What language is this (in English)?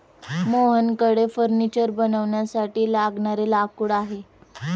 Marathi